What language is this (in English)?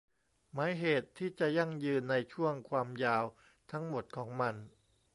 Thai